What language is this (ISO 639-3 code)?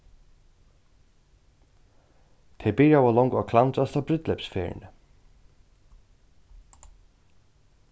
fao